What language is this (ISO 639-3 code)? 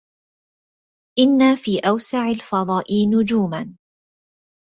ara